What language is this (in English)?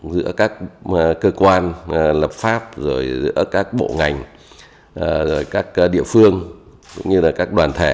Vietnamese